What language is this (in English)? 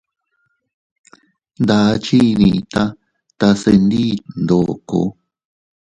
Teutila Cuicatec